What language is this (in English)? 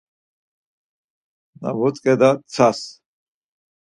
Laz